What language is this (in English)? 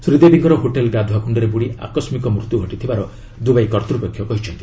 Odia